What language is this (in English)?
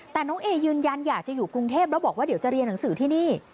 Thai